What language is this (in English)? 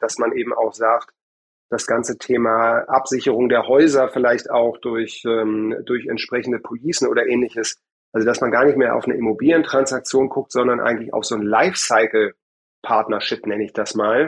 German